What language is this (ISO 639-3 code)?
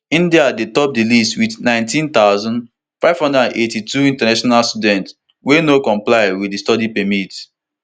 pcm